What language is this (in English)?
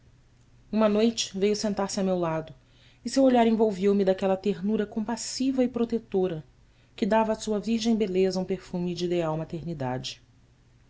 Portuguese